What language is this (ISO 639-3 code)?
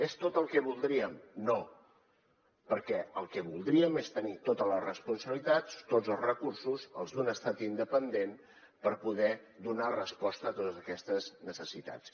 cat